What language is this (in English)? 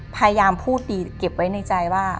Thai